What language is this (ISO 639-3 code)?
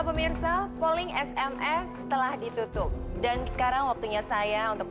ind